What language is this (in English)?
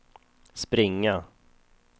Swedish